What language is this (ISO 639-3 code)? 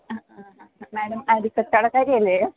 mal